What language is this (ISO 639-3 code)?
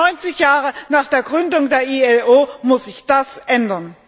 deu